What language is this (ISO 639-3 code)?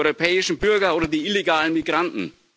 deu